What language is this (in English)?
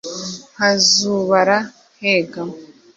Kinyarwanda